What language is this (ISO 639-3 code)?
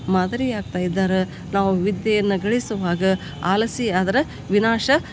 kan